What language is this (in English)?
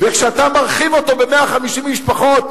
Hebrew